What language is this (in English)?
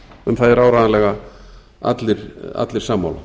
Icelandic